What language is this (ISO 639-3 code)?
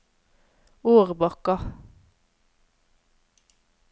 nor